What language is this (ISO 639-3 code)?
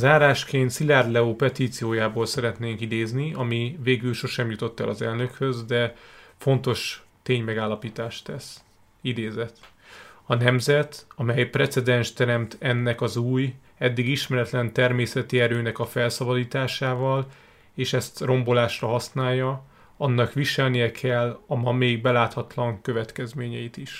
hun